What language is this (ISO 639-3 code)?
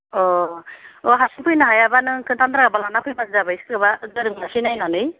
brx